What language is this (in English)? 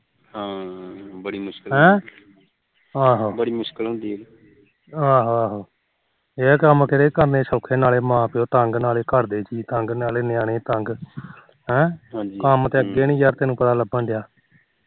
Punjabi